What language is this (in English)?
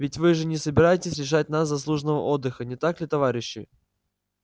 Russian